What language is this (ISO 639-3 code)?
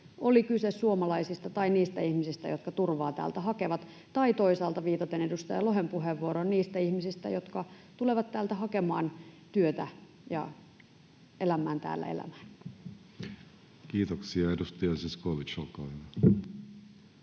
fin